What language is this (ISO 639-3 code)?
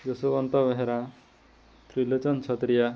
ori